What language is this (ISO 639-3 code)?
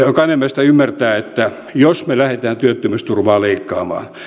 fin